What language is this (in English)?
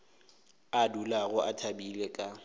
Northern Sotho